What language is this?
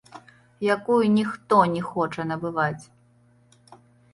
Belarusian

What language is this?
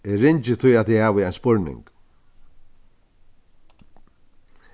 Faroese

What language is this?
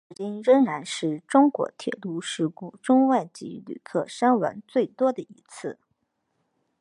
Chinese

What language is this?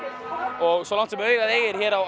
Icelandic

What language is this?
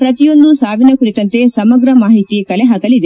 Kannada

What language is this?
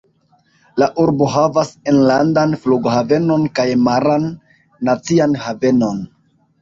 Esperanto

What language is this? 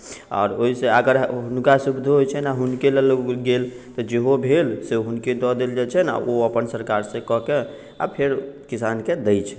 Maithili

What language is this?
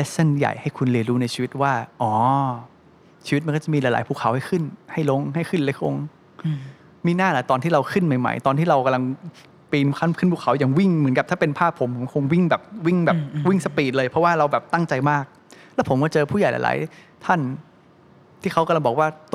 Thai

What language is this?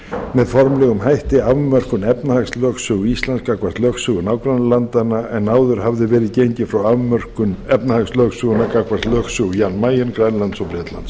Icelandic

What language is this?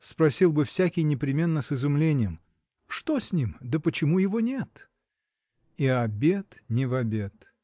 Russian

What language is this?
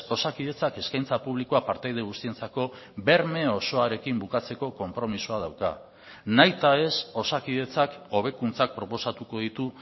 Basque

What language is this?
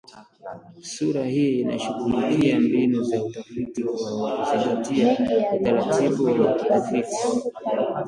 Swahili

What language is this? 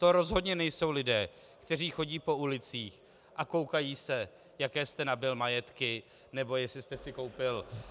Czech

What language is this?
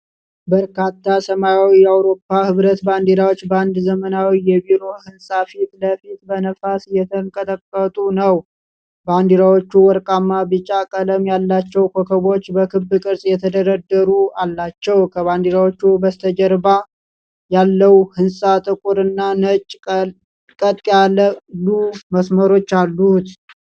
Amharic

